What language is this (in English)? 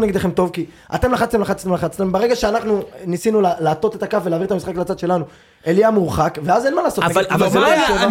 Hebrew